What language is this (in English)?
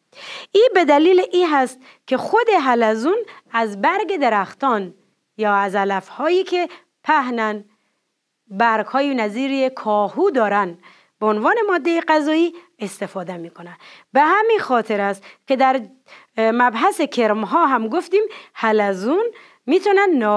Persian